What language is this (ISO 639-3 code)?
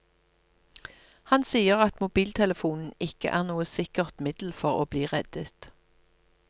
nor